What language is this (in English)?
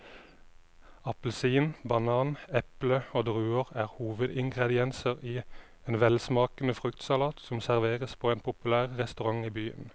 Norwegian